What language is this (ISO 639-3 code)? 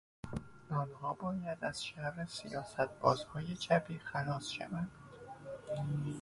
fas